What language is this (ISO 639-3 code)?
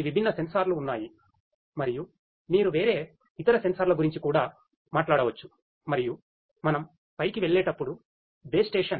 tel